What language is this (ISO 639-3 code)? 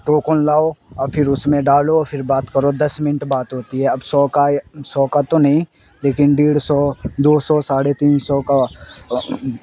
urd